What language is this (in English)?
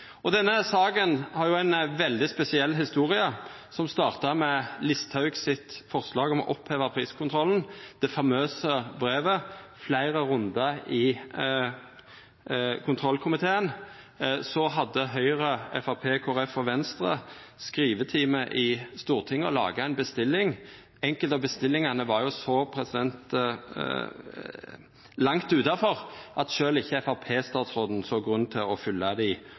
Norwegian Nynorsk